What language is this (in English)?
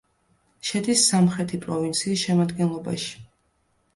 Georgian